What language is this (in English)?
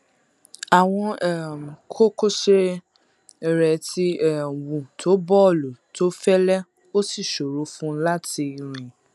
Yoruba